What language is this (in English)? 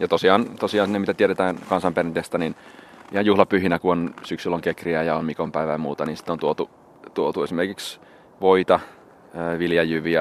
Finnish